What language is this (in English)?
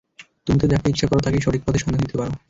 Bangla